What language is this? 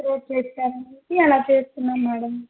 Telugu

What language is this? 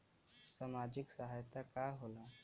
Bhojpuri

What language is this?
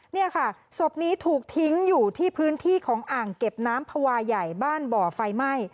Thai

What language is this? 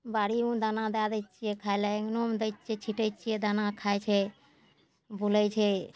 Maithili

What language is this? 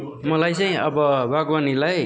Nepali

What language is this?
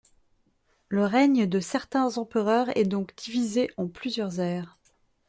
French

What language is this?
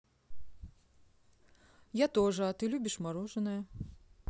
Russian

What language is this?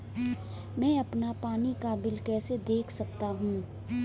Hindi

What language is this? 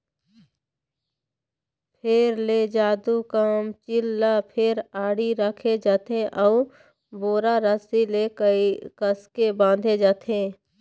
Chhattisgarhi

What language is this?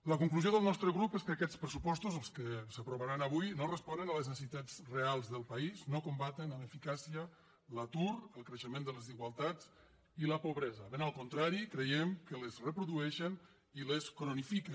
Catalan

